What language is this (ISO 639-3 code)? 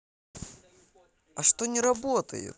rus